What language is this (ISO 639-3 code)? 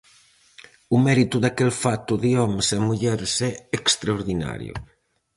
glg